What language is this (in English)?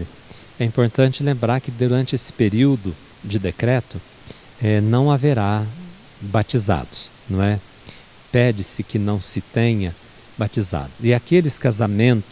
Portuguese